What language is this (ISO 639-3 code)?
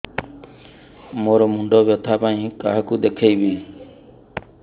ori